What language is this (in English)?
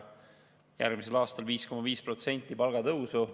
Estonian